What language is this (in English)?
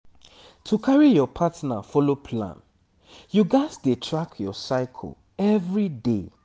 Nigerian Pidgin